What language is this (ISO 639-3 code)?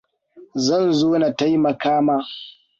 hau